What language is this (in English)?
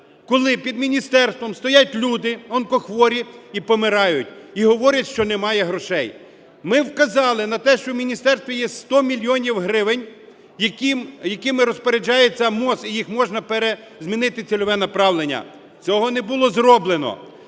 Ukrainian